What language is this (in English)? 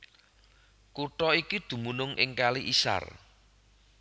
Javanese